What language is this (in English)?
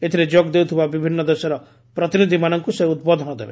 Odia